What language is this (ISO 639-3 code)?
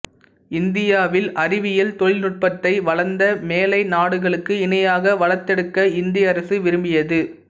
tam